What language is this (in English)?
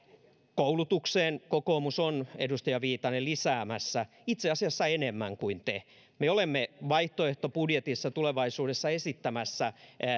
Finnish